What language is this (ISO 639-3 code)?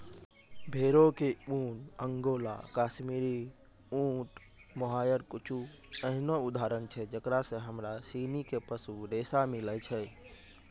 mai